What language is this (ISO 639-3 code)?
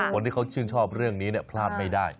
tha